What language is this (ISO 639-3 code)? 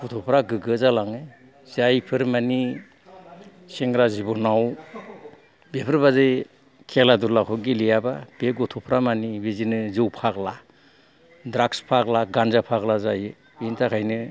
brx